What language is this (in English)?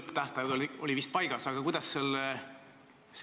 Estonian